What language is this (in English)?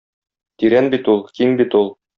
Tatar